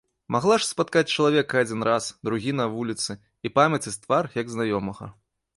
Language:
Belarusian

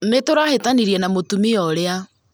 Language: Kikuyu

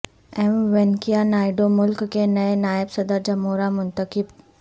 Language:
Urdu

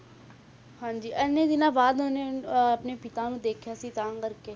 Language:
Punjabi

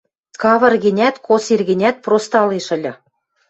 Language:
Western Mari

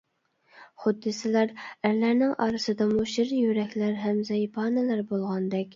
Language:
Uyghur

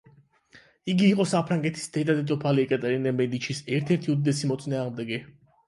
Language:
Georgian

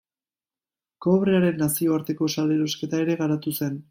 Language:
Basque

